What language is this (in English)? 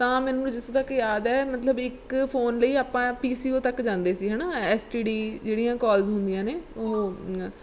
Punjabi